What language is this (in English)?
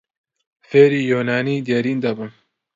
Central Kurdish